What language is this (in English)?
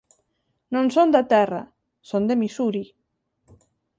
Galician